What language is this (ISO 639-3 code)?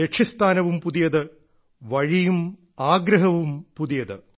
mal